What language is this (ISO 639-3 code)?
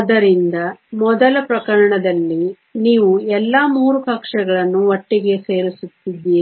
kan